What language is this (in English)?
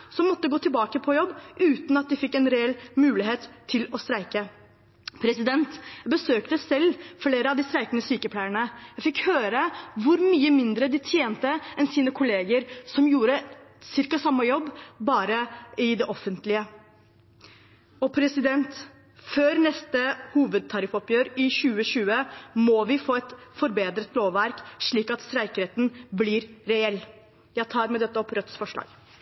Norwegian Bokmål